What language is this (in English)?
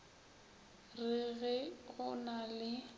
Northern Sotho